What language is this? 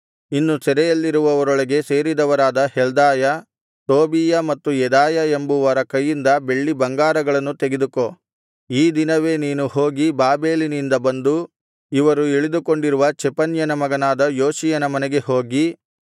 Kannada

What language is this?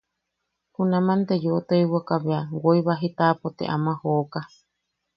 Yaqui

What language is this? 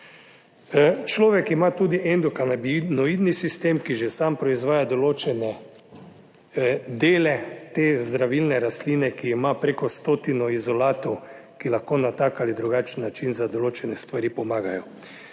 Slovenian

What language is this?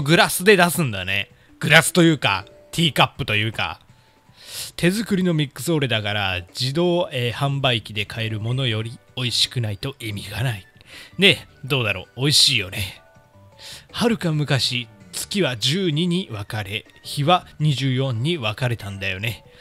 Japanese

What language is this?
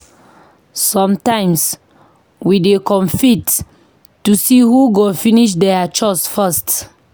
Nigerian Pidgin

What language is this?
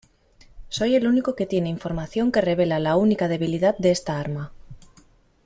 Spanish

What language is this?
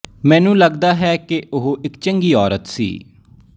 Punjabi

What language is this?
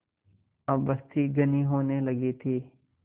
Hindi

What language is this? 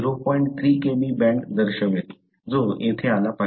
Marathi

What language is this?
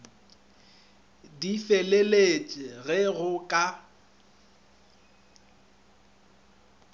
Northern Sotho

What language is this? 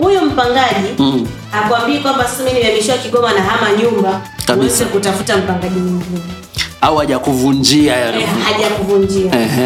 Swahili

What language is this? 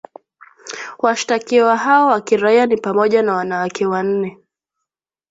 Swahili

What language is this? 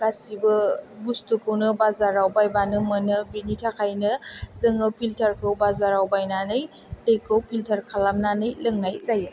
Bodo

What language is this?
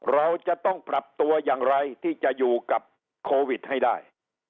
Thai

